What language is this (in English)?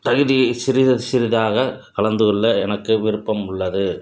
Tamil